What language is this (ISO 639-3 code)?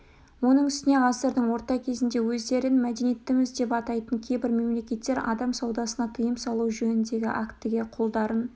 kaz